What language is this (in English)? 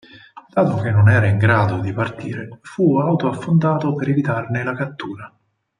Italian